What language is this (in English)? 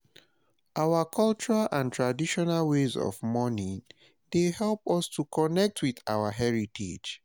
Nigerian Pidgin